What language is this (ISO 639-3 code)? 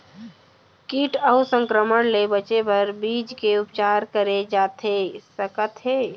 hne